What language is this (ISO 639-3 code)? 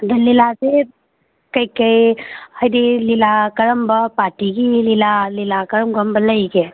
mni